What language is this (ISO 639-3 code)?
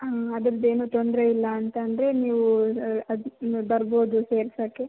kan